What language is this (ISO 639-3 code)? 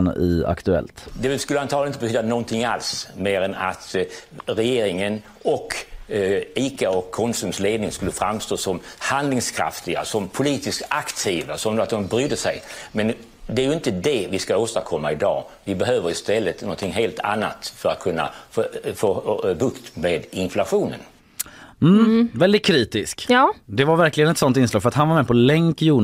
swe